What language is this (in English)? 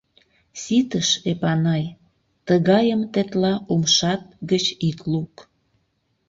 Mari